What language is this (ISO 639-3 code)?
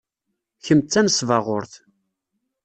kab